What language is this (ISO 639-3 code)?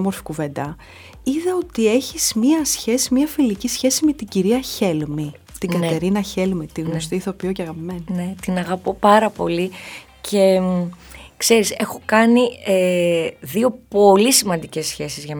ell